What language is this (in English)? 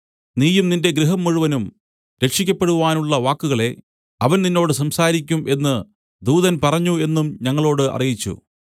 Malayalam